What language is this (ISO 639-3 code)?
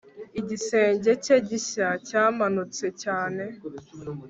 kin